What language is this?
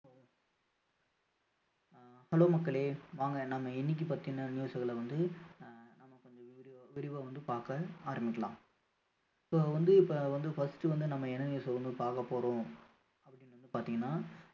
Tamil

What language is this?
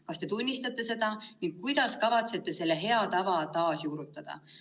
Estonian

